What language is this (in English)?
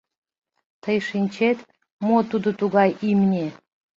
Mari